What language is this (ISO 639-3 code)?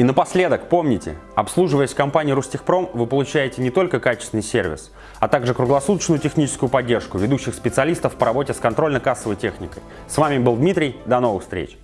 rus